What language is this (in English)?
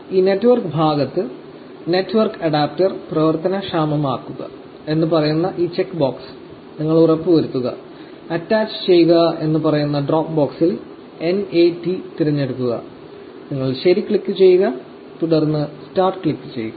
Malayalam